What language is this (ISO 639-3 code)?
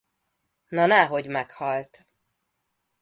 hun